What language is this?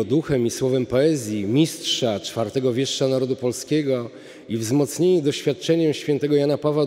Polish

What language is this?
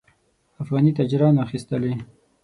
Pashto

